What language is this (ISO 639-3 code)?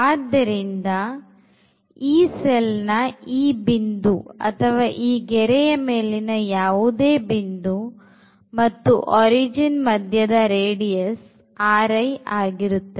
kan